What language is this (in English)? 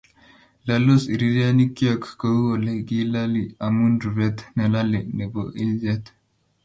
Kalenjin